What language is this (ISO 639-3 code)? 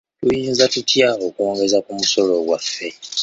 lug